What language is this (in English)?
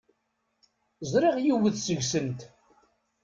Kabyle